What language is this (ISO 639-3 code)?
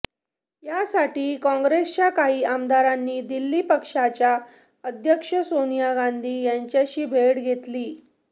mar